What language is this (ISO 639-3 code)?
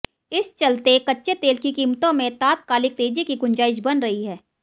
hin